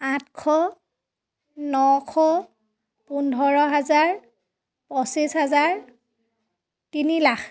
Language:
Assamese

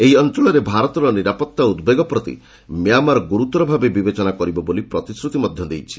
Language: Odia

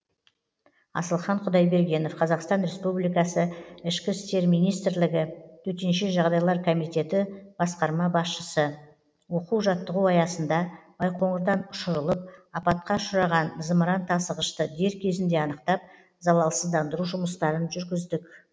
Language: Kazakh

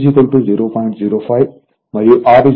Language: Telugu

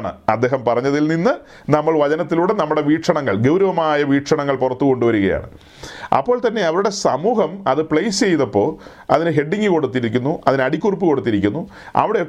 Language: Malayalam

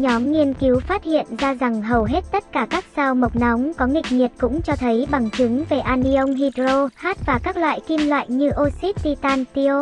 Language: Vietnamese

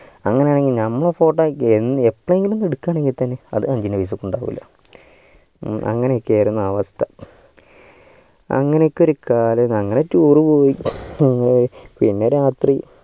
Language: Malayalam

